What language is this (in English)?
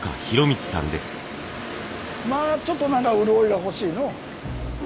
Japanese